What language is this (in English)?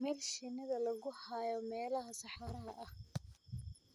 Somali